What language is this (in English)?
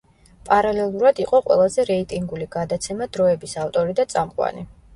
Georgian